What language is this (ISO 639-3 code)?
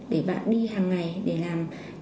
vie